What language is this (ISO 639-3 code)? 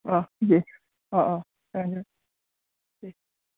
brx